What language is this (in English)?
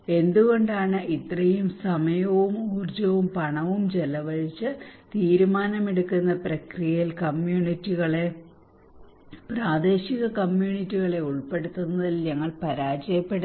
Malayalam